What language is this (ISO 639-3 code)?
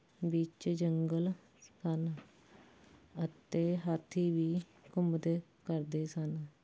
pan